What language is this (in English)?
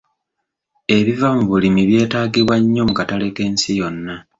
Ganda